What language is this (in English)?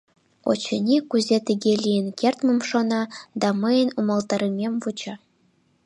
Mari